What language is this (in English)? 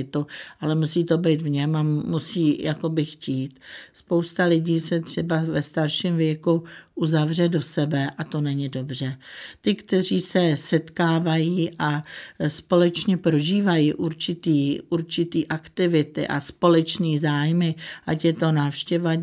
Czech